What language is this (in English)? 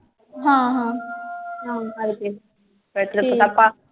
Punjabi